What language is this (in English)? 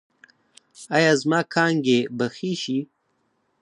Pashto